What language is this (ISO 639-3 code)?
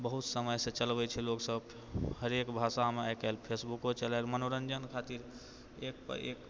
mai